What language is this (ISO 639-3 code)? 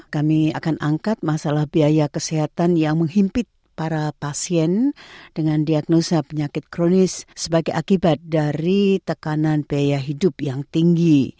ind